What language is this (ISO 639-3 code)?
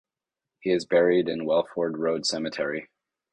eng